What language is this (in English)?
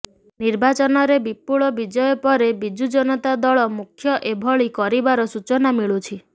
Odia